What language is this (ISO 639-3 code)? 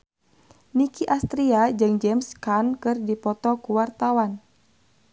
sun